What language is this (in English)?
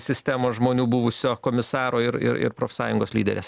Lithuanian